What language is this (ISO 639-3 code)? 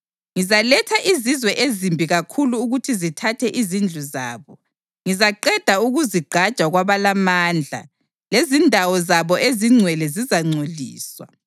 nde